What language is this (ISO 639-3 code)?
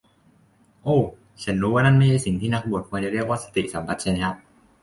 tha